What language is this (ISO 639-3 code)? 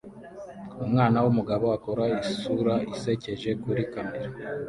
kin